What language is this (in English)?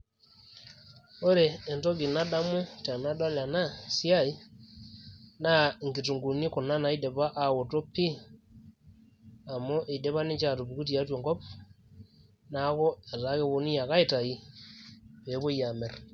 Masai